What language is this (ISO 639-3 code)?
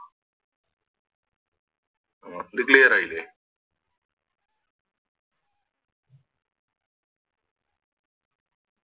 mal